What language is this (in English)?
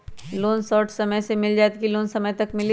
Magahi